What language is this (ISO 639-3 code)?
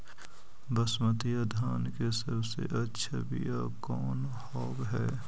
mag